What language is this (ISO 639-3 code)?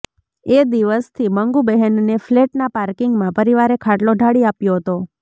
guj